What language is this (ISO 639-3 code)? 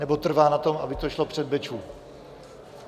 ces